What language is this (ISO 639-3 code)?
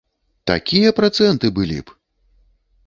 bel